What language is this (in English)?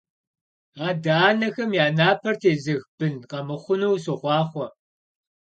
Kabardian